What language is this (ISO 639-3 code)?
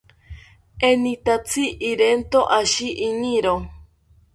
cpy